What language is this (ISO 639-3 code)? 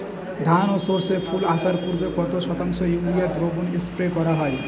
ben